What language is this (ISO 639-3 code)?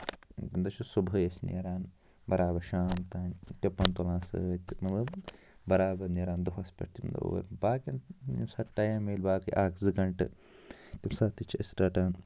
kas